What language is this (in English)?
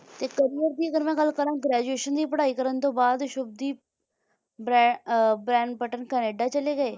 Punjabi